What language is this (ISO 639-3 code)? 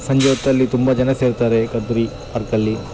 kan